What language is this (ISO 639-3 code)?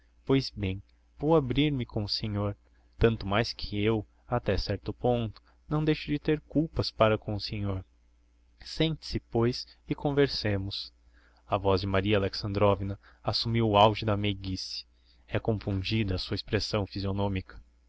por